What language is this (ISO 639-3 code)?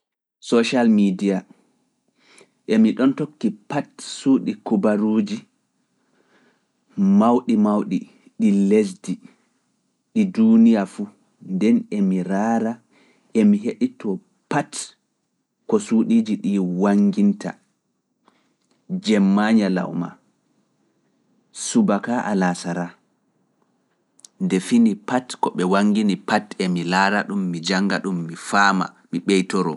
ful